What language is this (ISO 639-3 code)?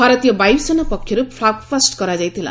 ori